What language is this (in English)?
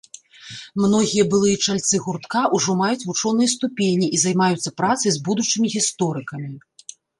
Belarusian